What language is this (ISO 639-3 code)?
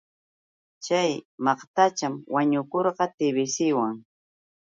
qux